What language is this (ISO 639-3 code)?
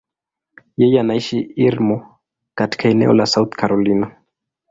swa